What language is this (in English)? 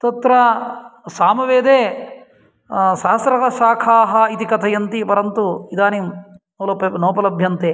Sanskrit